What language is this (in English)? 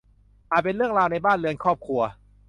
Thai